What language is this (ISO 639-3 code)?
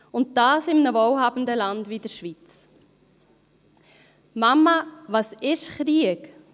gsw